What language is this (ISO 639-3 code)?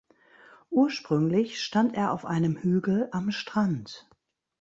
deu